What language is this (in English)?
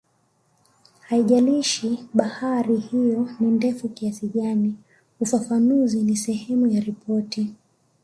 Swahili